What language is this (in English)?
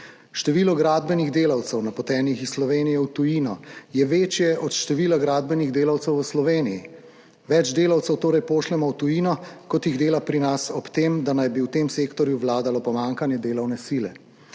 Slovenian